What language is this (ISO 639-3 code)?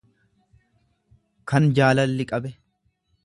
orm